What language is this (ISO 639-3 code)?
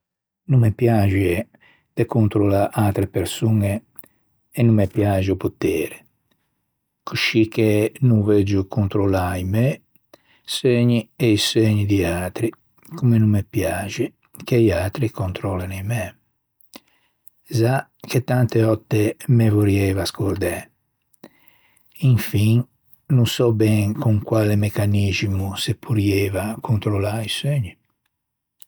lij